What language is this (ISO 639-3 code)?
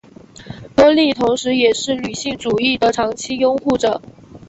zho